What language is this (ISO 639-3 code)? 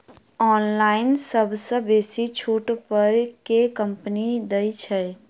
mai